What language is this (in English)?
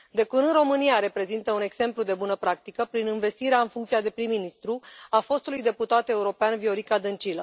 Romanian